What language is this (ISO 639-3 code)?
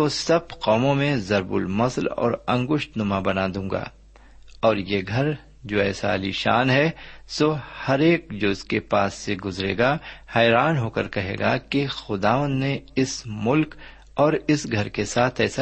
urd